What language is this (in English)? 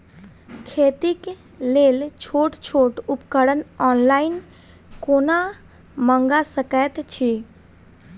Maithili